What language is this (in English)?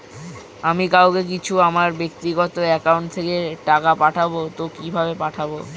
Bangla